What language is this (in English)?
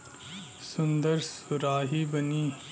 Bhojpuri